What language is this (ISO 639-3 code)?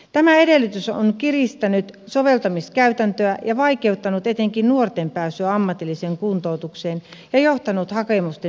fin